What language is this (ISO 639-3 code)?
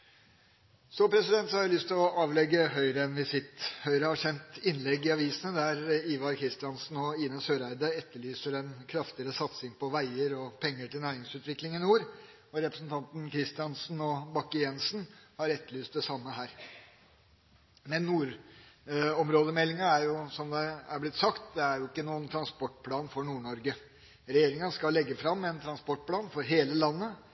nob